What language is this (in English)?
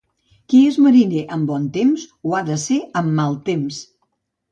Catalan